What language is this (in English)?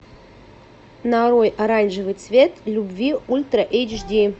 Russian